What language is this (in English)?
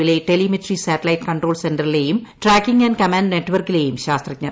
Malayalam